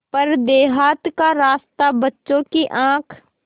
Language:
Hindi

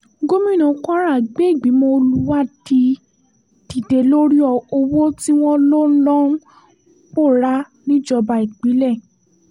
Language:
Yoruba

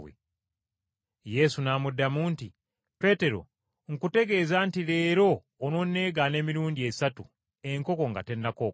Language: Ganda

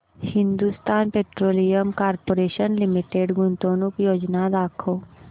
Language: Marathi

